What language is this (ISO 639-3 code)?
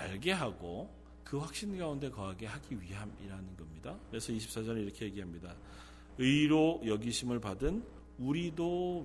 kor